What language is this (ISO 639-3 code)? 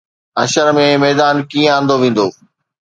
snd